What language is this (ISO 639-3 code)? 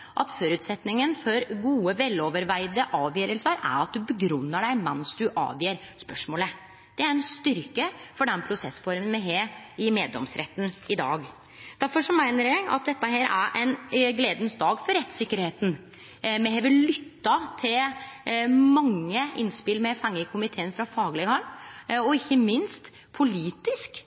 nno